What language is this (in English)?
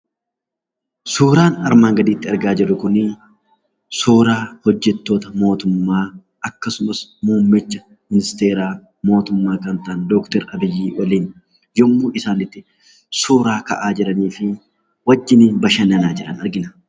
Oromo